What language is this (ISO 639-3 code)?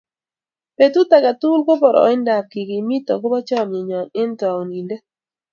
kln